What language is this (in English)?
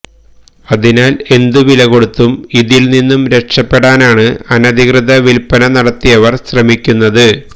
Malayalam